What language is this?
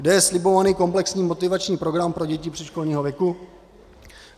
Czech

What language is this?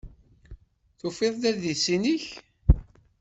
Kabyle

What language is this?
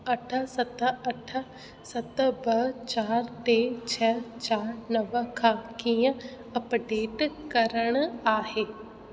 Sindhi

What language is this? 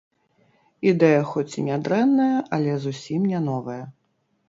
Belarusian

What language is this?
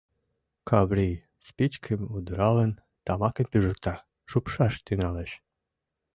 Mari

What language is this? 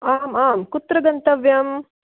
Sanskrit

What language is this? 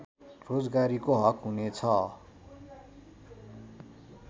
Nepali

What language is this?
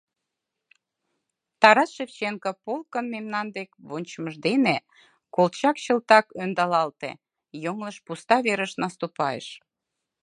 Mari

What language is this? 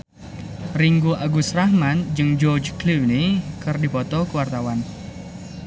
Sundanese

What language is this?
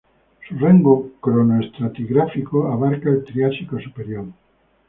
Spanish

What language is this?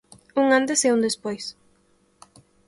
Galician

